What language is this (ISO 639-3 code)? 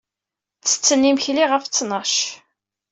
kab